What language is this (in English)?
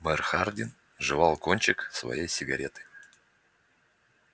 Russian